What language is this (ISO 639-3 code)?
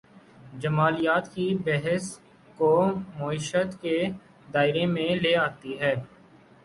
urd